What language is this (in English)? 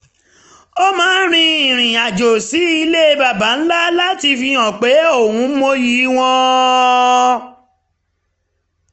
Yoruba